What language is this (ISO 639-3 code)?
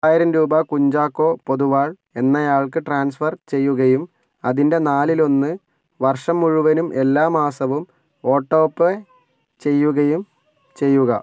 mal